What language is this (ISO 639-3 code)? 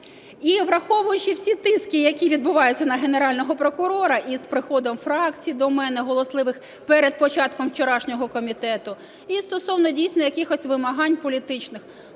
ukr